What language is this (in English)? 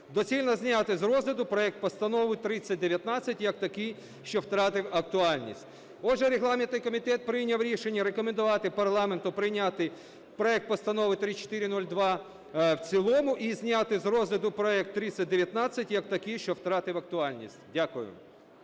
Ukrainian